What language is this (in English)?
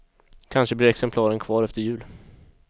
Swedish